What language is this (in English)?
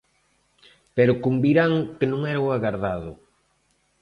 Galician